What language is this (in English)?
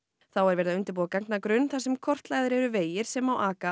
Icelandic